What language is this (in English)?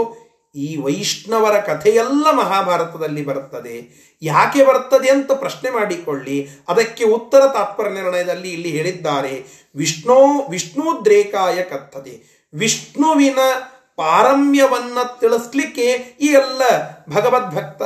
Kannada